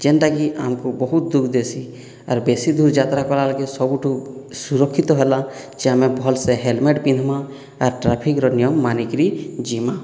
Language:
Odia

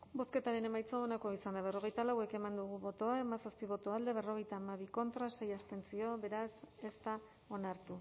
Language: Basque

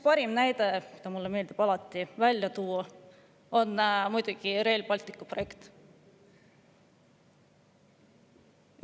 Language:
Estonian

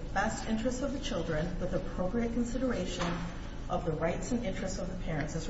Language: English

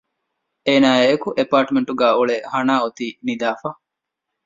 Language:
Divehi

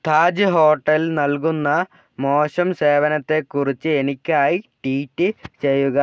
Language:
Malayalam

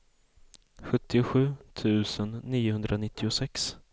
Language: Swedish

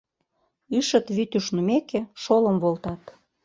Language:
Mari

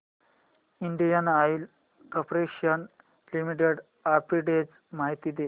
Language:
Marathi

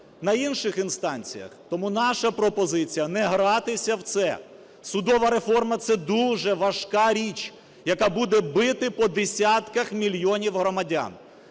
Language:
Ukrainian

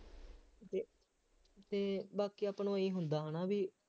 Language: Punjabi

